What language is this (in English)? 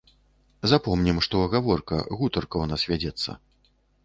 Belarusian